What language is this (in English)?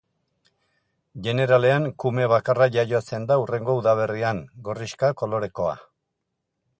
Basque